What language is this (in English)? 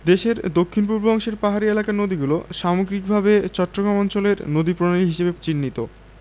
Bangla